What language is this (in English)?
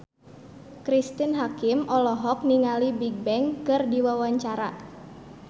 Sundanese